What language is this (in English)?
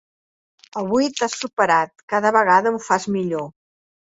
Catalan